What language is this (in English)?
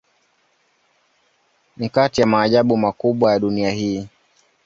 Swahili